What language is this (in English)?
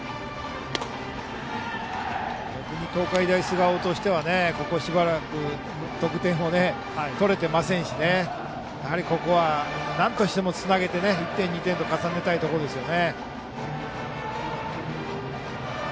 Japanese